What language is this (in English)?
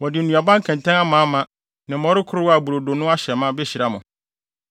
Akan